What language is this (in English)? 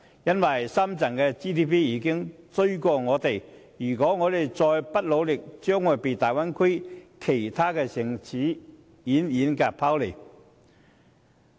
Cantonese